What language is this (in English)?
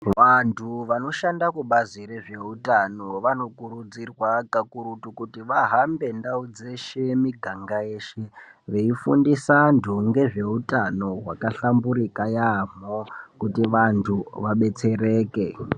Ndau